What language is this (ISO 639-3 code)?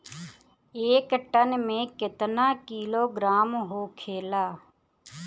bho